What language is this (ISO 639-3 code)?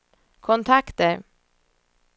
swe